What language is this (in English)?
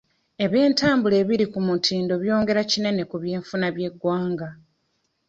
Ganda